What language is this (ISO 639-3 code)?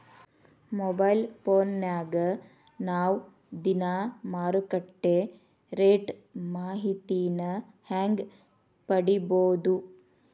kan